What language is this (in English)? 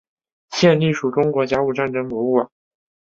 Chinese